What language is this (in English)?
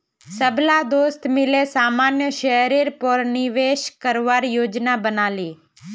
Magahi